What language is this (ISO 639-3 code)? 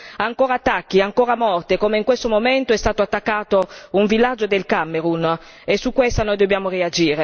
ita